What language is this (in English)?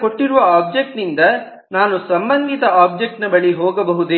Kannada